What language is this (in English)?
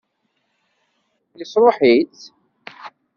Kabyle